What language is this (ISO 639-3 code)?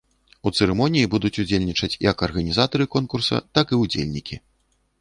bel